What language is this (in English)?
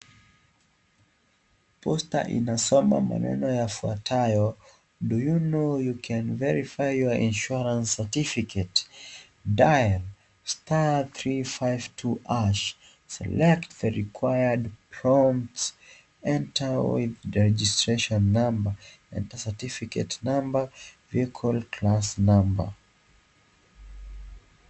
Swahili